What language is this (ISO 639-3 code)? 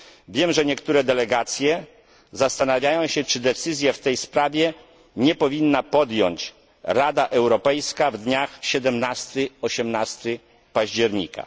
pol